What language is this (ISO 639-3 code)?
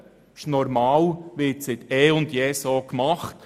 gsw